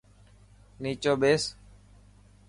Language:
Dhatki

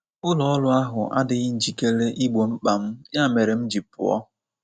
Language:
Igbo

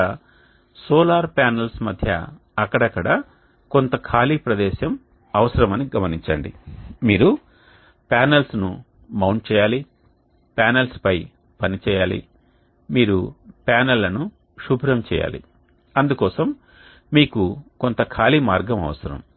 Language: Telugu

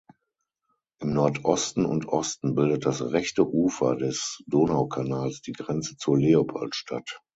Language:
German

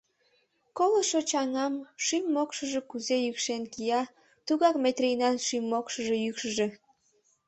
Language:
Mari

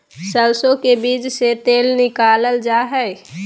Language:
Magahi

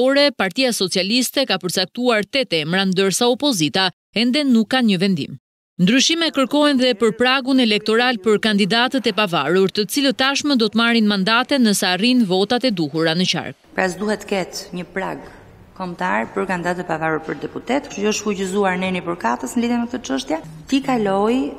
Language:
Romanian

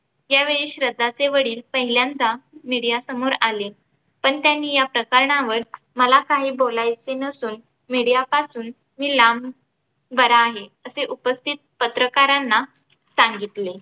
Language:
Marathi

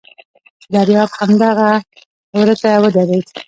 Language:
Pashto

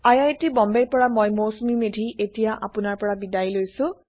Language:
Assamese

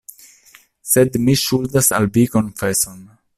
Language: Esperanto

